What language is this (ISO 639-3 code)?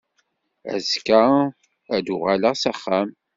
kab